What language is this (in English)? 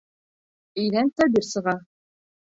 Bashkir